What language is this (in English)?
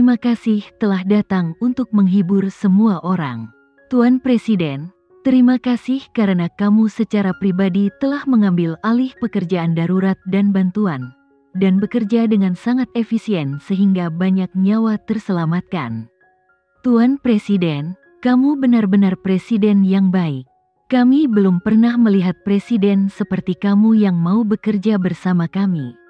Indonesian